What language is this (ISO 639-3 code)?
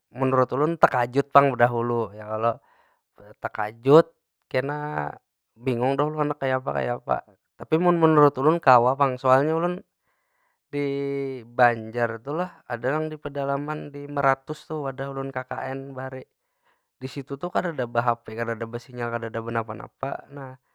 bjn